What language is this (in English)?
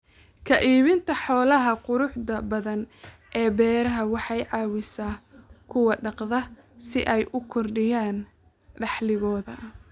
Somali